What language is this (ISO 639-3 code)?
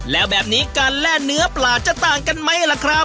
tha